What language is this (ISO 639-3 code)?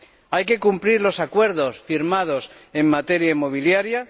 spa